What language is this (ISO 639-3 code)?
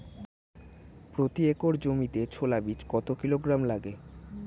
ben